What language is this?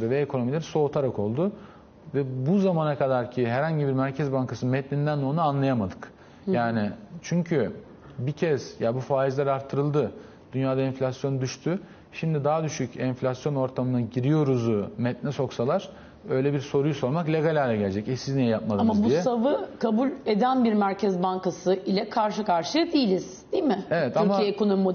Turkish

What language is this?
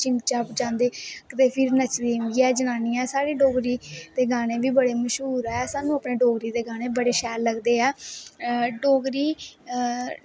Dogri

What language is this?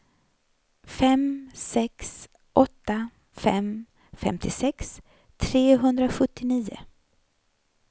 Swedish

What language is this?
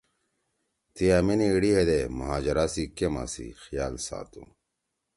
Torwali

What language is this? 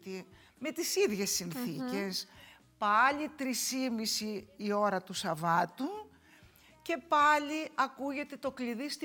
Greek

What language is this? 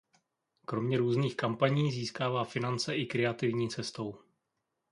Czech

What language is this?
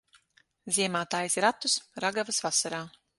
Latvian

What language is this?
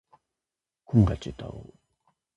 Japanese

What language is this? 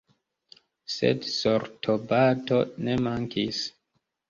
Esperanto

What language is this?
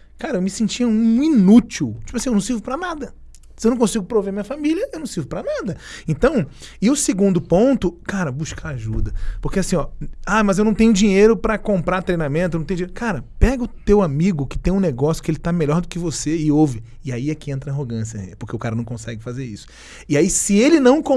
Portuguese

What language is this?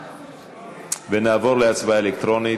Hebrew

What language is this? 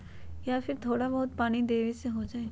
Magahi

